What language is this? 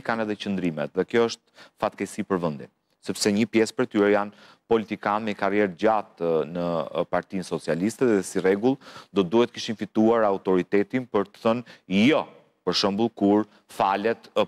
Romanian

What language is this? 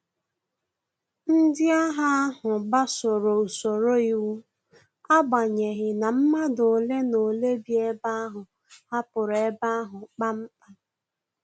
Igbo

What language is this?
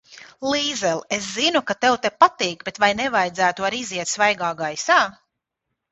Latvian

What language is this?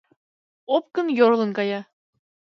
Mari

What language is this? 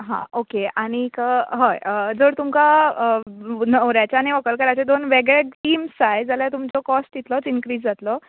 Konkani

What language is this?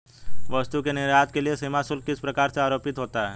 Hindi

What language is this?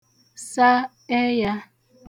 Igbo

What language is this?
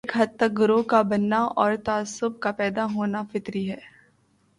Urdu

